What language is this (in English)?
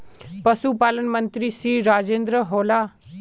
Magahi